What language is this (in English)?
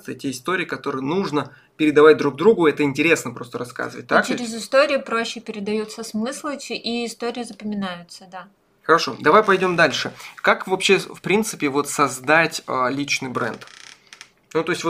Russian